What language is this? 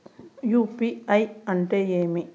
Telugu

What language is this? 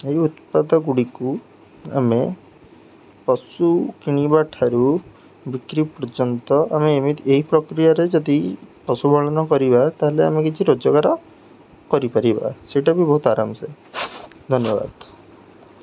Odia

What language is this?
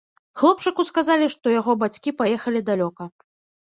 Belarusian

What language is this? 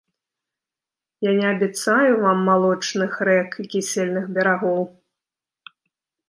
Belarusian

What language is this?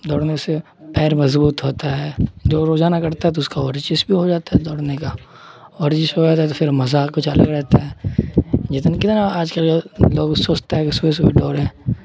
Urdu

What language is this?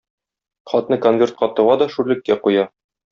Tatar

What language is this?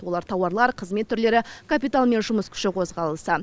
Kazakh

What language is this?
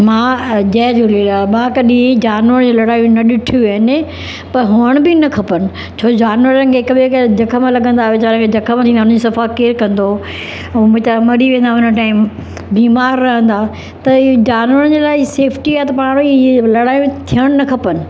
Sindhi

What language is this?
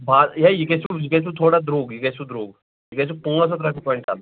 Kashmiri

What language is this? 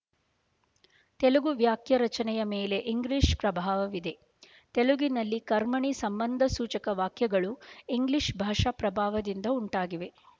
Kannada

